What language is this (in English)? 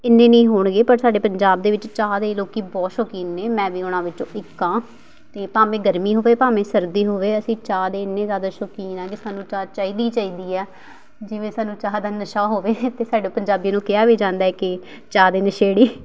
Punjabi